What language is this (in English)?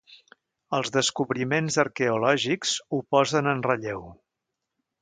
Catalan